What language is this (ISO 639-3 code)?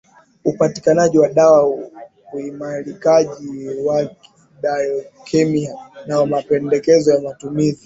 swa